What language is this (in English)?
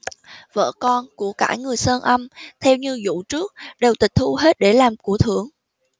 Vietnamese